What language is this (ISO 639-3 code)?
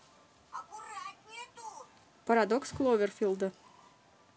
rus